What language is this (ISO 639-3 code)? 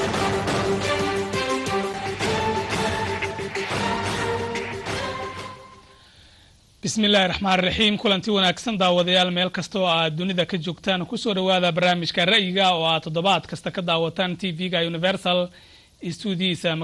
ara